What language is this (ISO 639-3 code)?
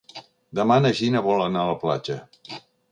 cat